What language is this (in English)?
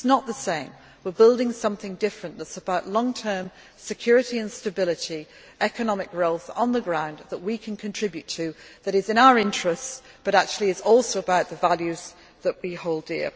English